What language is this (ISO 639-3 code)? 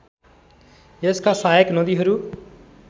nep